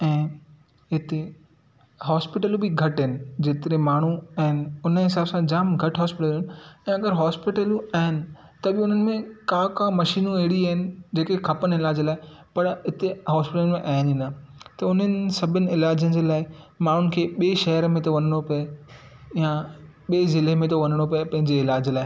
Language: Sindhi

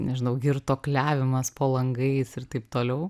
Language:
Lithuanian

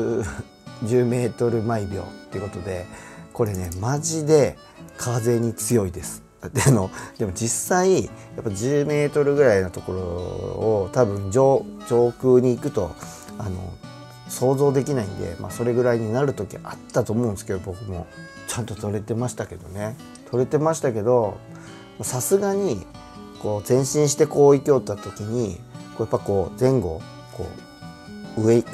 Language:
Japanese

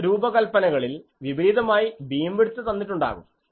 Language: Malayalam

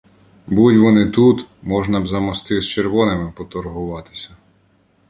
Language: Ukrainian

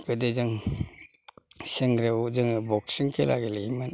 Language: Bodo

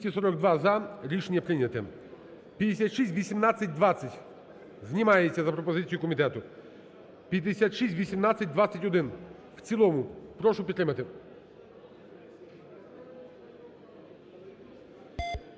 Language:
Ukrainian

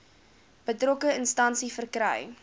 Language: Afrikaans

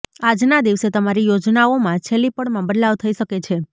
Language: Gujarati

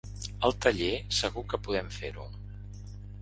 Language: Catalan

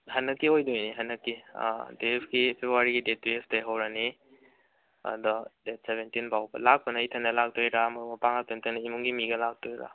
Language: Manipuri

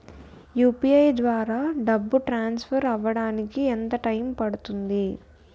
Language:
Telugu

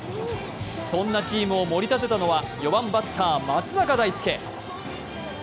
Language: Japanese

